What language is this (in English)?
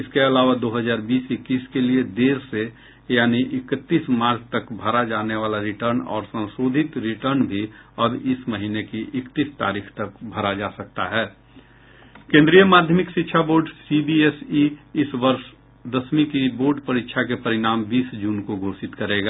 Hindi